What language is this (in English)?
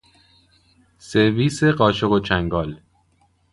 Persian